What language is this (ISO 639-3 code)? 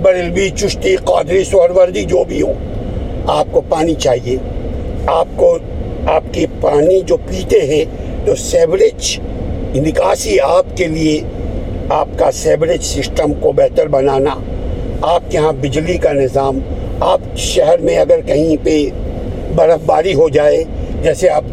urd